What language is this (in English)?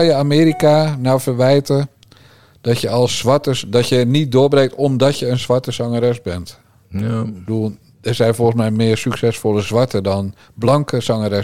Dutch